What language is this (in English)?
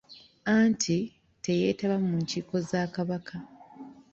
Ganda